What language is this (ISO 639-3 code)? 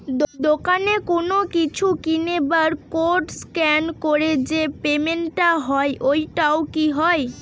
ben